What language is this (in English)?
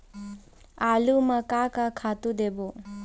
Chhattisgarhi